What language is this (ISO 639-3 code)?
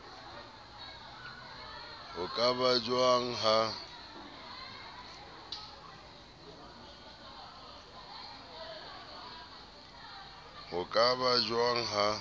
sot